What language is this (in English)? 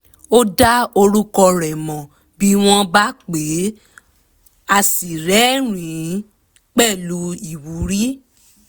Yoruba